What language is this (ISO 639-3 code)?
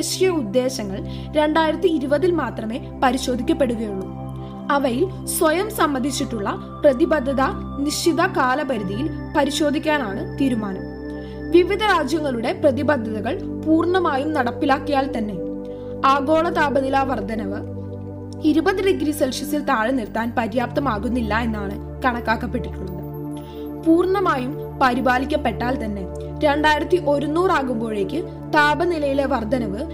mal